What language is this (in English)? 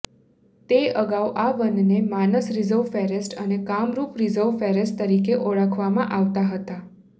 Gujarati